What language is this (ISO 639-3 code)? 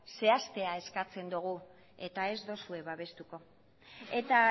eus